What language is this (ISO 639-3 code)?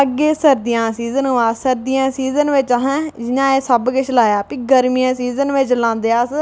doi